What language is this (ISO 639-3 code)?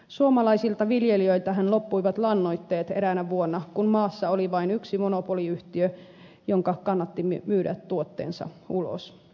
fin